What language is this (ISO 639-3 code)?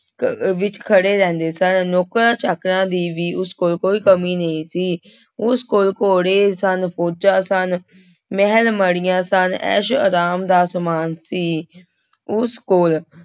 pan